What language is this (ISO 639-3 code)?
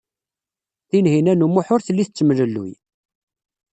kab